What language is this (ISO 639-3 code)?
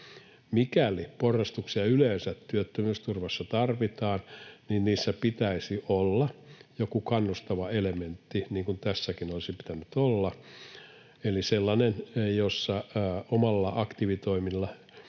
fin